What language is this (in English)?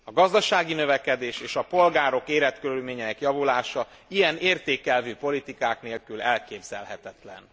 Hungarian